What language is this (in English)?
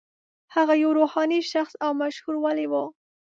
Pashto